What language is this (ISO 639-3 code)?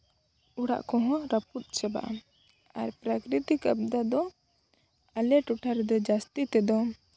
sat